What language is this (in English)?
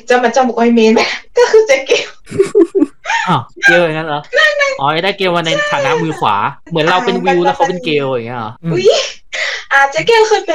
Thai